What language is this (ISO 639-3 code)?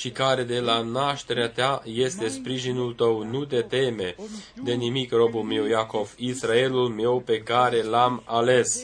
ron